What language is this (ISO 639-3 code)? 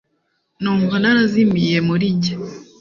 kin